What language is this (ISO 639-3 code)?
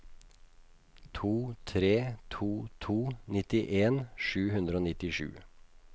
nor